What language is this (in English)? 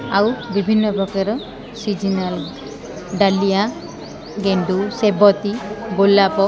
Odia